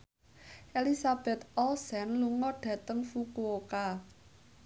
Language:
Javanese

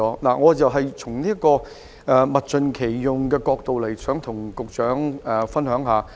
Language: Cantonese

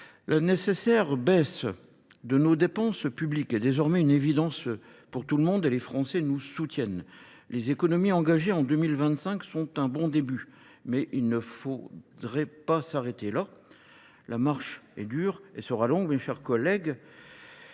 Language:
French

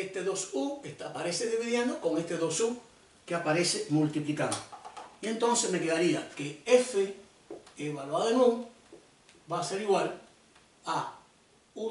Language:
Spanish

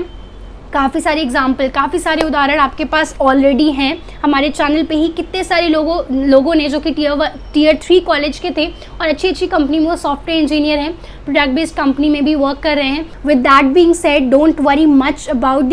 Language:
Hindi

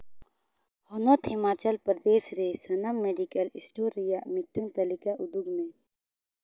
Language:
Santali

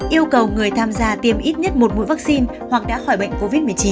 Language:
Vietnamese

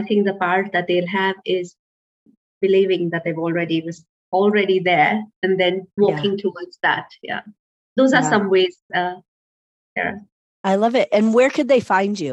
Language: English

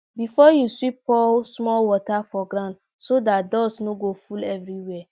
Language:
Nigerian Pidgin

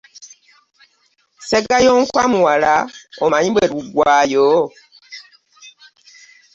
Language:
Ganda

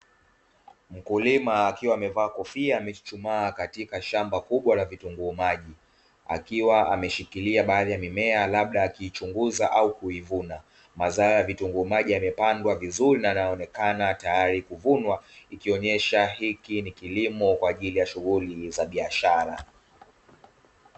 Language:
Swahili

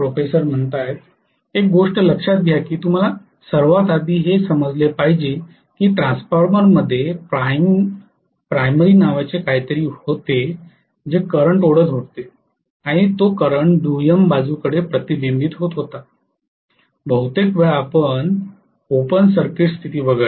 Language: Marathi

